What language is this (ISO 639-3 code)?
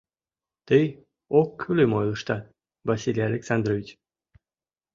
chm